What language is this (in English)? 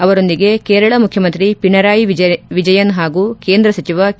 Kannada